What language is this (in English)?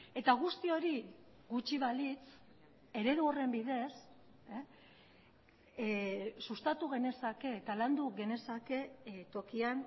Basque